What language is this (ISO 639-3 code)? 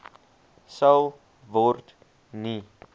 afr